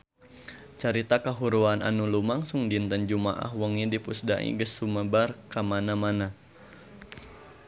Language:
Sundanese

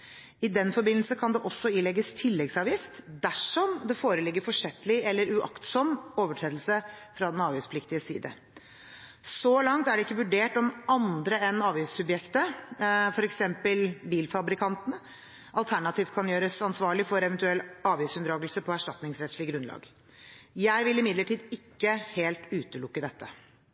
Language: Norwegian Bokmål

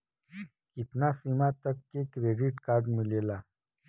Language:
Bhojpuri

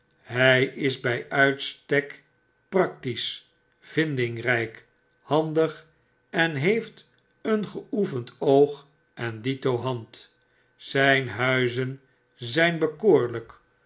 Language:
Dutch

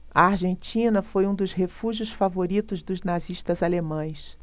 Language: Portuguese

